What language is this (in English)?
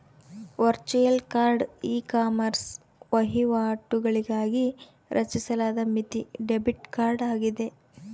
Kannada